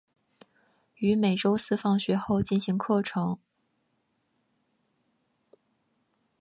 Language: Chinese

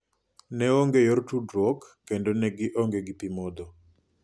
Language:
Luo (Kenya and Tanzania)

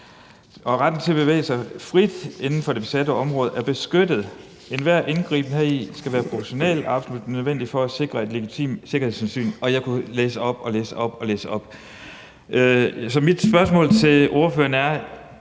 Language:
Danish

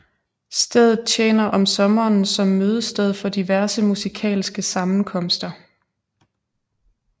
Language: Danish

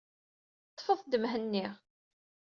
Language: Kabyle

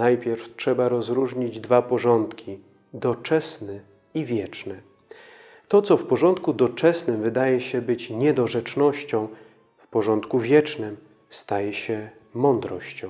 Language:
Polish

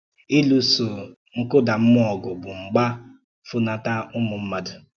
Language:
Igbo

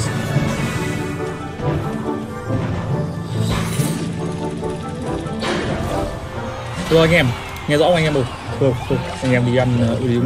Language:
Vietnamese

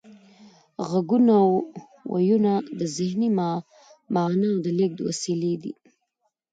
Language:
Pashto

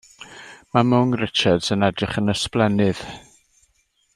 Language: Welsh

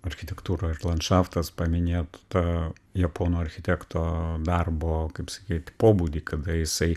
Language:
Lithuanian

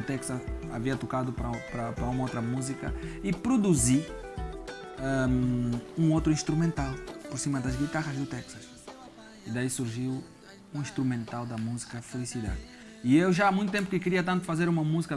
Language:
Portuguese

